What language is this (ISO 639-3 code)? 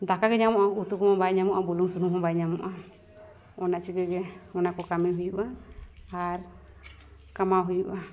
sat